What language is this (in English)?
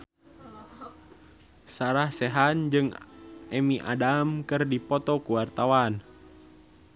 Sundanese